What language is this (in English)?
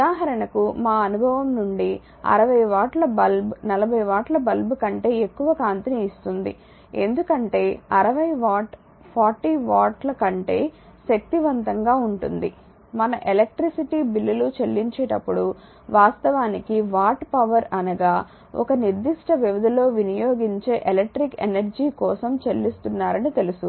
Telugu